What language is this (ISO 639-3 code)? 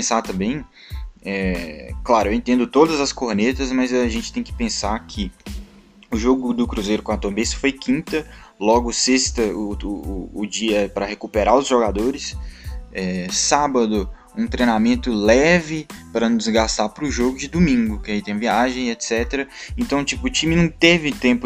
por